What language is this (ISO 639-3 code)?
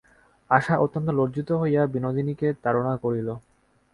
ben